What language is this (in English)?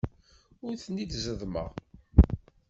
Kabyle